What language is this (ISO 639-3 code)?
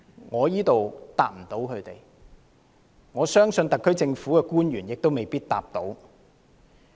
yue